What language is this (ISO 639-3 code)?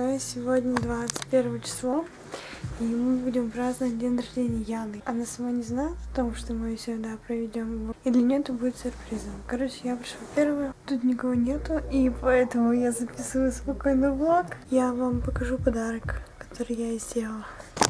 rus